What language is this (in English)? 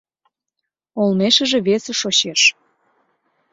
Mari